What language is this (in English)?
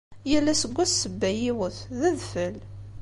Kabyle